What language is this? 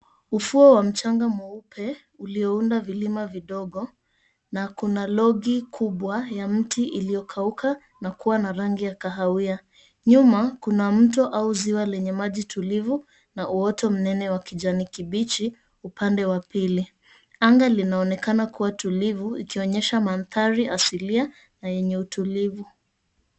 Swahili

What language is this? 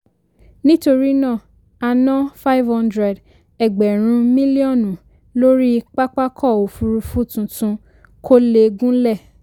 Yoruba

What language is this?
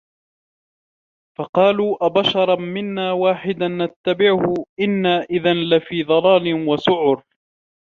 Arabic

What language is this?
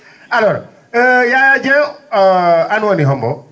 Fula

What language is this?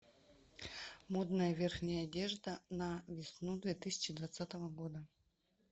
Russian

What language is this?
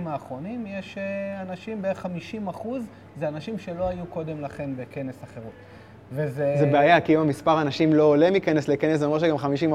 Hebrew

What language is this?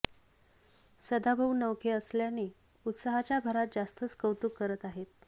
Marathi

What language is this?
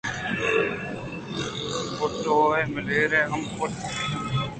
Eastern Balochi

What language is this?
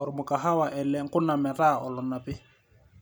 Masai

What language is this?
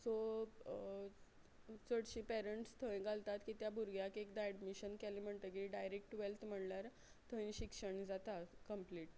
Konkani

